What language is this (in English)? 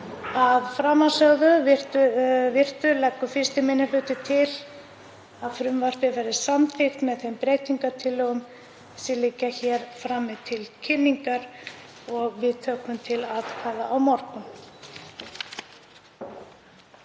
Icelandic